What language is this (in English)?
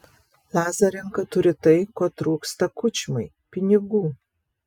Lithuanian